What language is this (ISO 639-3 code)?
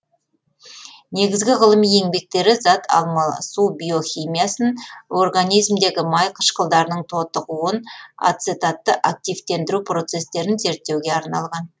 kaz